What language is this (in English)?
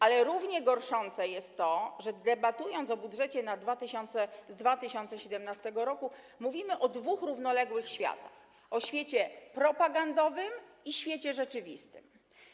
Polish